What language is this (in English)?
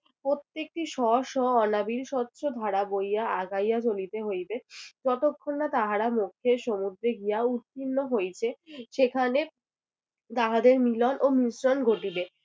Bangla